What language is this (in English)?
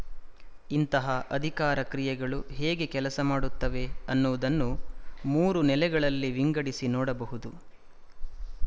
Kannada